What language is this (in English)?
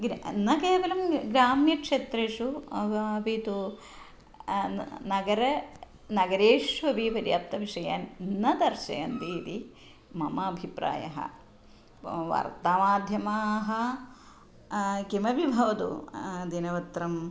Sanskrit